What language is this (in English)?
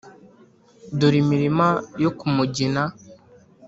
Kinyarwanda